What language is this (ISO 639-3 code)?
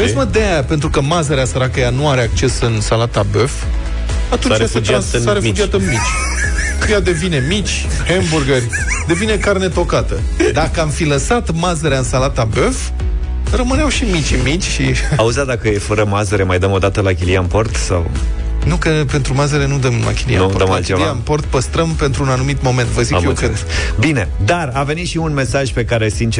ron